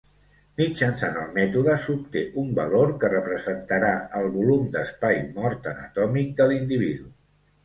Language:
Catalan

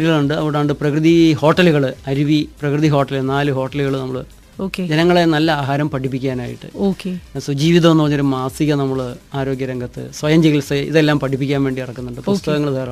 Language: Malayalam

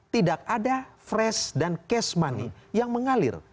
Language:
Indonesian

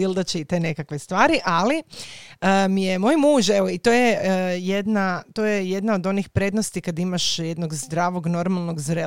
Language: Croatian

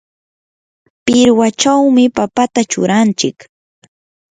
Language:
Yanahuanca Pasco Quechua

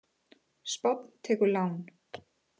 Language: Icelandic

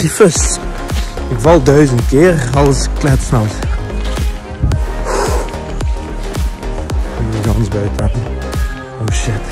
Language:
Dutch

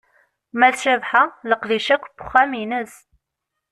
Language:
Kabyle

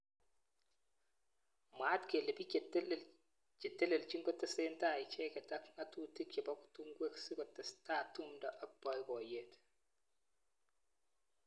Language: Kalenjin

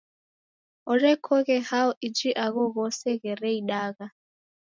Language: Taita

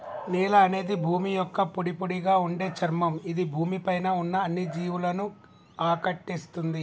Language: Telugu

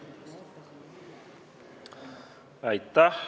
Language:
Estonian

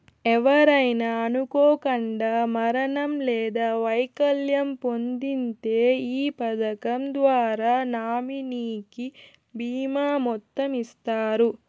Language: Telugu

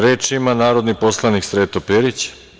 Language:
Serbian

